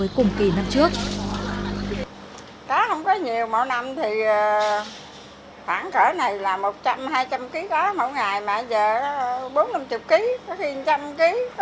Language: Vietnamese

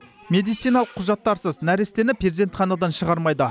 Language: Kazakh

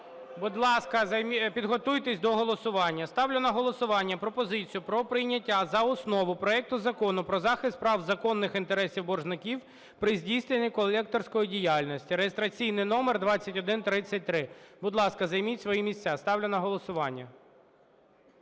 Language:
Ukrainian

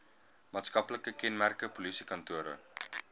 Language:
Afrikaans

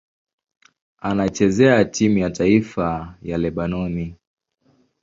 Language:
Swahili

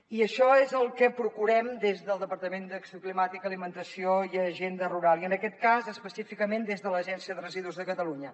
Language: Catalan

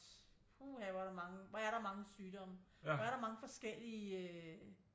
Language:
Danish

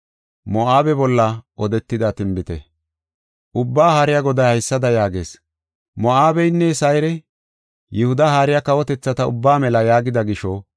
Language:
Gofa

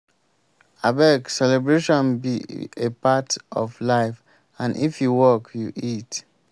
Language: Nigerian Pidgin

